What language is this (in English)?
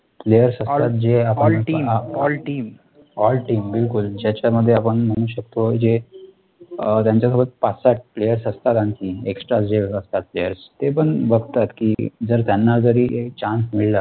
Marathi